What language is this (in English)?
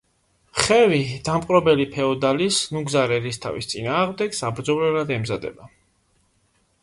Georgian